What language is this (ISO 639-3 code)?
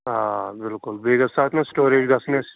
kas